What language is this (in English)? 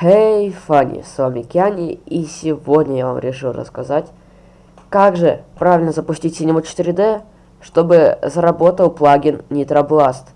Russian